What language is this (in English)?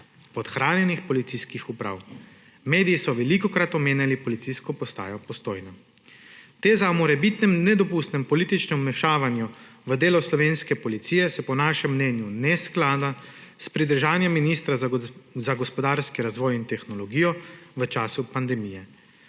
Slovenian